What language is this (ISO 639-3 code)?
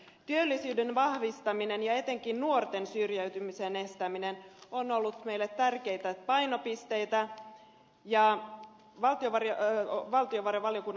fin